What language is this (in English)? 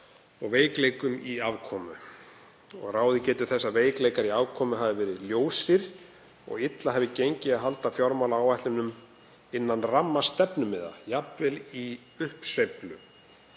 Icelandic